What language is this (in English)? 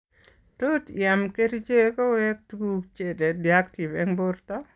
Kalenjin